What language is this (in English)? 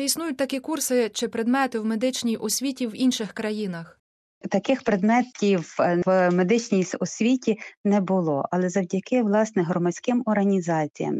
Ukrainian